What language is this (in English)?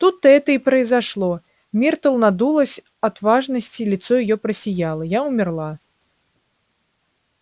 Russian